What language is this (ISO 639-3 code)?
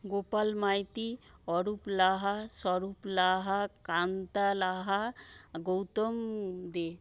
ben